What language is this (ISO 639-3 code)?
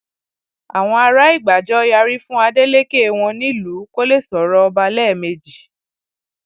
yor